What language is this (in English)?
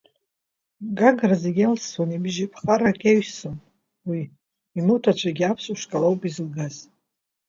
Abkhazian